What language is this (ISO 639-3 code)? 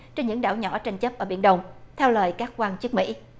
vie